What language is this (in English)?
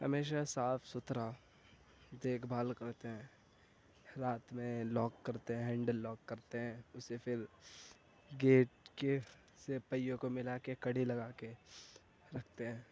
Urdu